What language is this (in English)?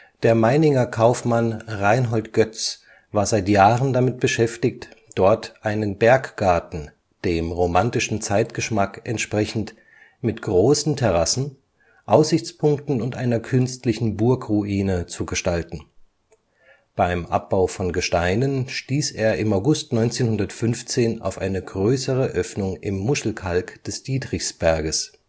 German